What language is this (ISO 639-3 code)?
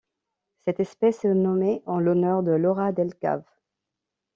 fra